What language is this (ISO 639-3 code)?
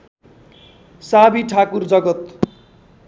nep